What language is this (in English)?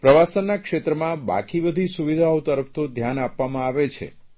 Gujarati